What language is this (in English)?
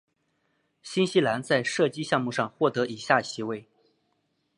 Chinese